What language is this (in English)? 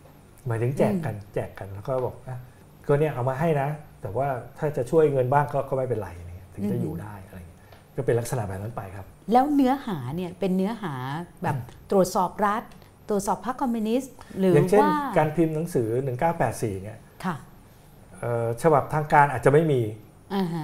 Thai